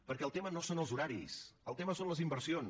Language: Catalan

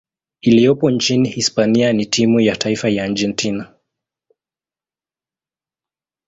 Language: Swahili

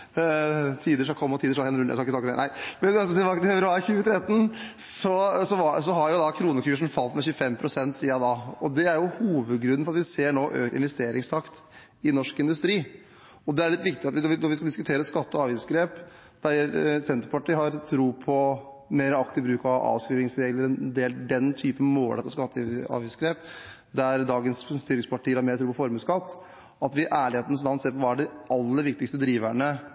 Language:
Norwegian Bokmål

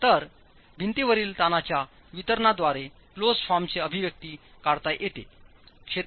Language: Marathi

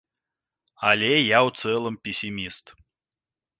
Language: Belarusian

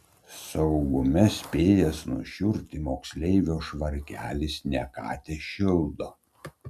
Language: Lithuanian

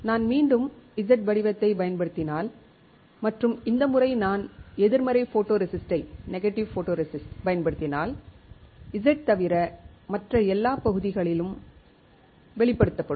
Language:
Tamil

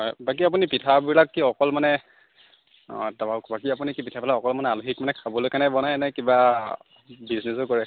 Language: Assamese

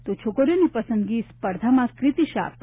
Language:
Gujarati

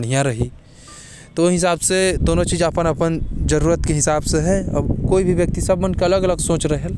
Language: Korwa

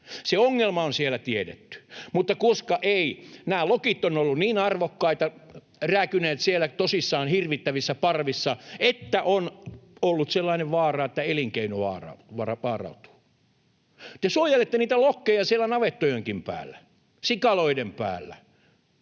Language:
Finnish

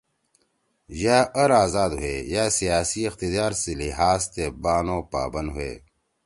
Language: Torwali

